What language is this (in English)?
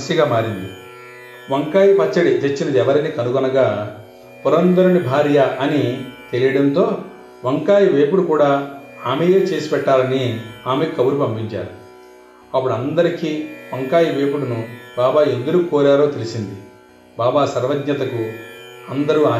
Telugu